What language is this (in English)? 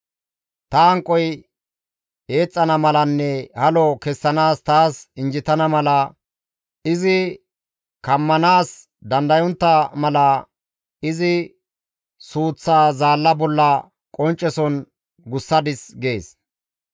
Gamo